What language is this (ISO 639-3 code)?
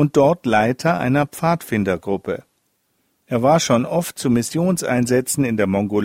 deu